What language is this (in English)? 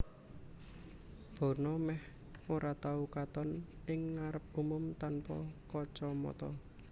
Javanese